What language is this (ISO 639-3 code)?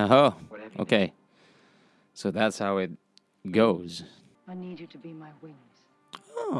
eng